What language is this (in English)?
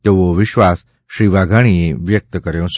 Gujarati